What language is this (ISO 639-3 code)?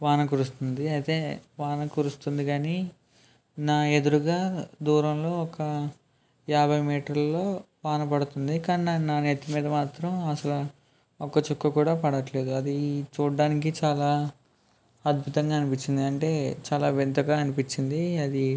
tel